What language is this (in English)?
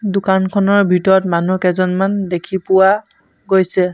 Assamese